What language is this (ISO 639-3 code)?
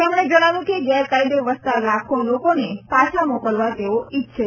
guj